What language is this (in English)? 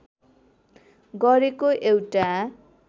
Nepali